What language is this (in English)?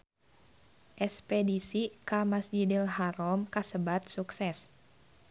Sundanese